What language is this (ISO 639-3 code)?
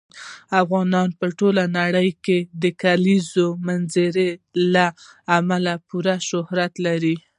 pus